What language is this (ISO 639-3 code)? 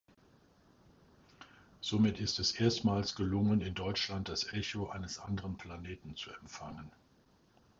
deu